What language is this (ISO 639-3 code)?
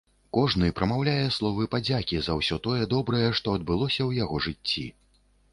bel